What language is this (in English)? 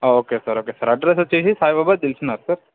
Telugu